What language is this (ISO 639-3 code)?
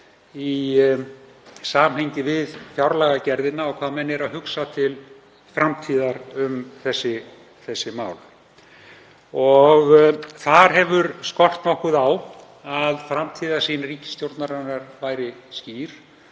isl